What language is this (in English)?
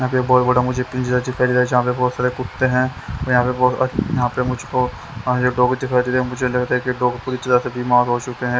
Hindi